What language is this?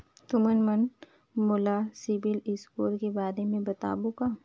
Chhattisgarhi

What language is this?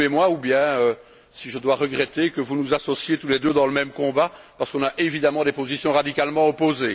French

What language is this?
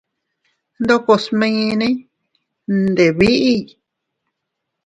Teutila Cuicatec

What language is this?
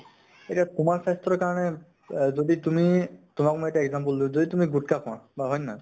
Assamese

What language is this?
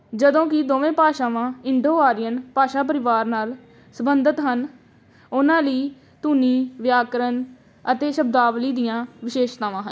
Punjabi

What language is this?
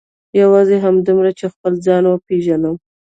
Pashto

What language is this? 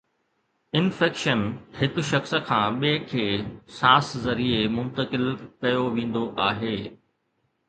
Sindhi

